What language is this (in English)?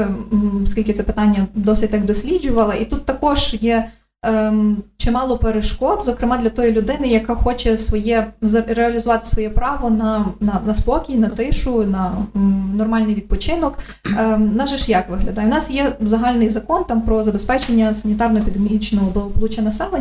Ukrainian